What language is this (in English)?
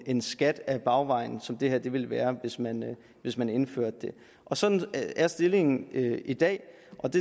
Danish